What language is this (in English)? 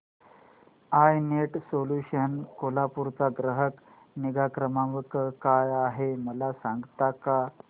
Marathi